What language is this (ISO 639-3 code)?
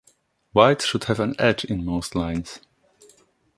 eng